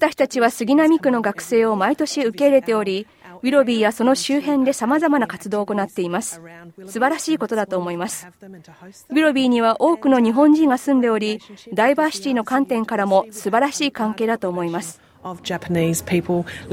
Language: Japanese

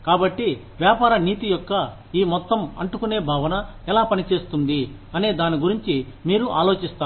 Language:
Telugu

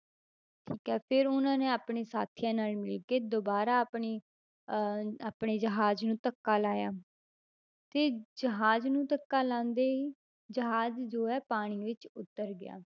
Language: Punjabi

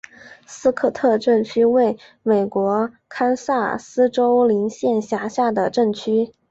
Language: Chinese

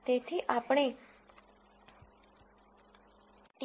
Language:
Gujarati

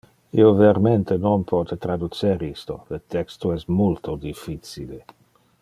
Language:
Interlingua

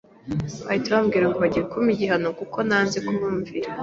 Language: Kinyarwanda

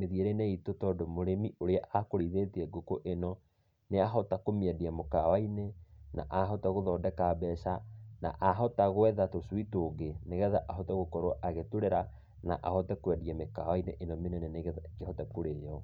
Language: Kikuyu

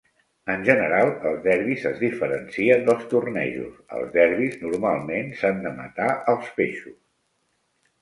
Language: Catalan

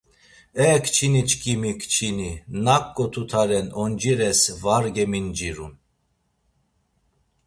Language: Laz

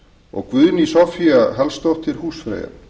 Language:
Icelandic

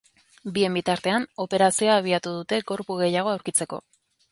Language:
Basque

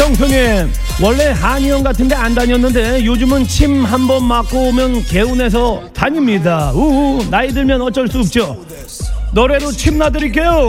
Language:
Korean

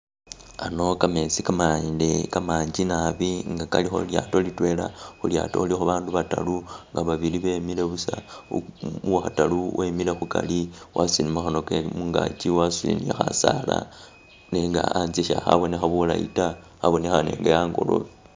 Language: Masaaba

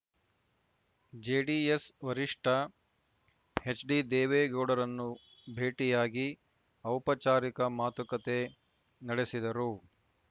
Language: Kannada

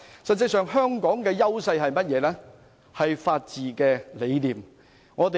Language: Cantonese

